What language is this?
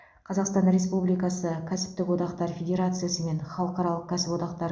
Kazakh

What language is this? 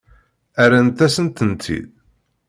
Kabyle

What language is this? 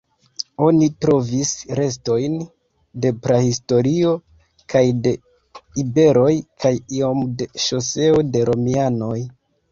Esperanto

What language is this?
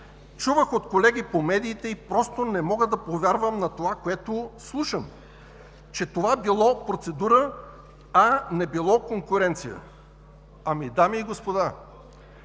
Bulgarian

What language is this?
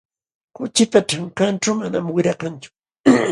Jauja Wanca Quechua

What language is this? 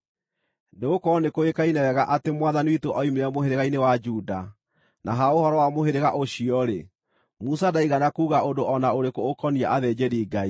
Kikuyu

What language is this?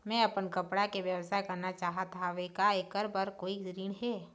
Chhattisgarhi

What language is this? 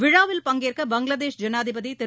Tamil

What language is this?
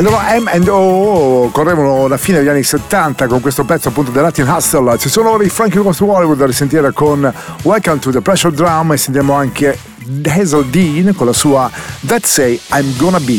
Italian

